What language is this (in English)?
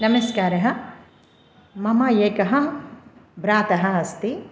Sanskrit